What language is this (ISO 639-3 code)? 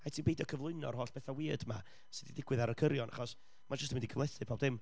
cym